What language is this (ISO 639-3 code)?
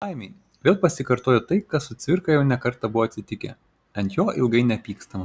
lit